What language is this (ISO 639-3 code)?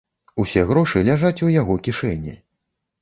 bel